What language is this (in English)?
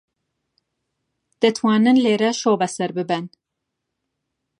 Central Kurdish